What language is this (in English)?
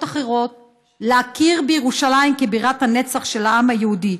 Hebrew